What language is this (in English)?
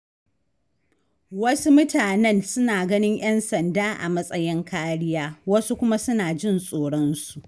Hausa